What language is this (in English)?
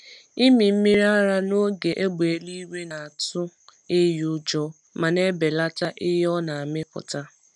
Igbo